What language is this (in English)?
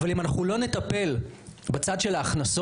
Hebrew